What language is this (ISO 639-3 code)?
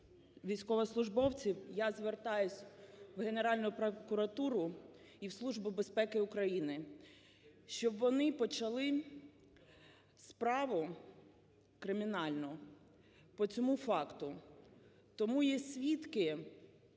ukr